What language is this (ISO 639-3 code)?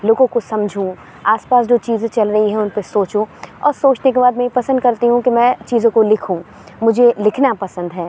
urd